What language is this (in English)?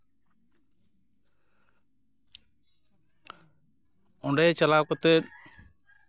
Santali